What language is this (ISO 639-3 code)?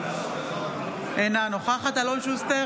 heb